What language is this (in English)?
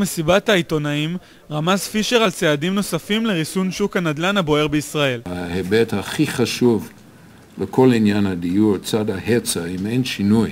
Hebrew